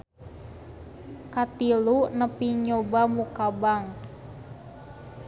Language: Sundanese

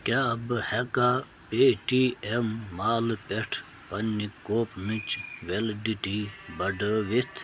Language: Kashmiri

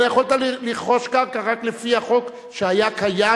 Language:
Hebrew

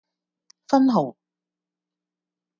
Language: Cantonese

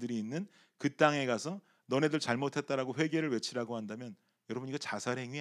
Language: Korean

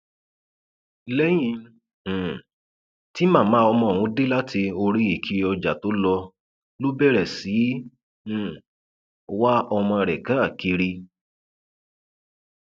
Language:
Yoruba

